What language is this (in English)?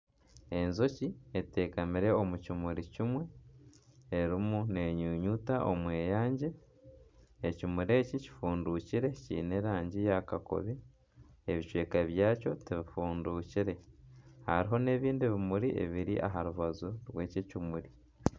Nyankole